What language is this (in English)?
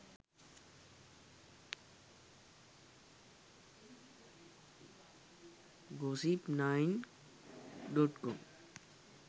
Sinhala